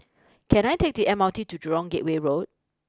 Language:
English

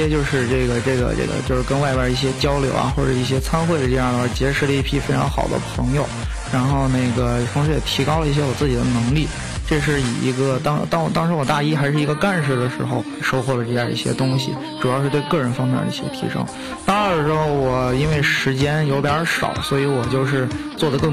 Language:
Chinese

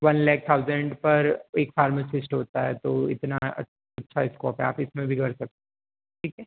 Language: Hindi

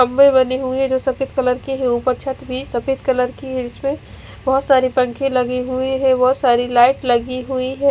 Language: Hindi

